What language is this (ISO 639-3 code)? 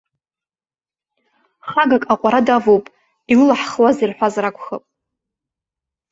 abk